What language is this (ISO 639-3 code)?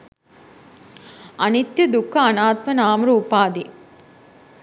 sin